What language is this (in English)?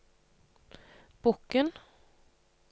Norwegian